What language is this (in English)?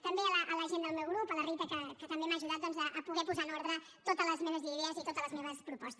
Catalan